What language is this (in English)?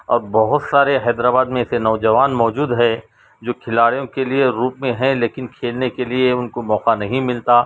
Urdu